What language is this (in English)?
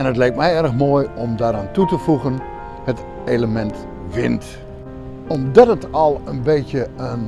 Dutch